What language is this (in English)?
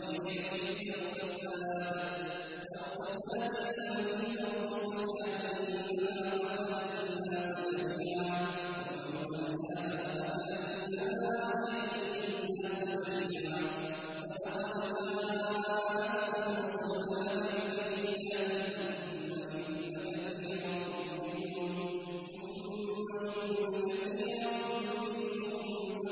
Arabic